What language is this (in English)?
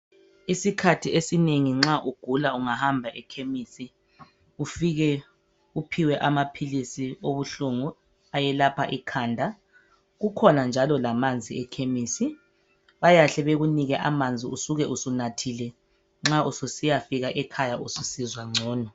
North Ndebele